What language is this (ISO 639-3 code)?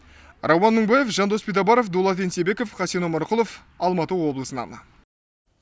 kaz